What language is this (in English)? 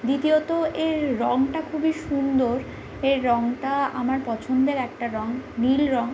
Bangla